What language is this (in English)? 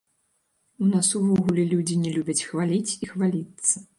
Belarusian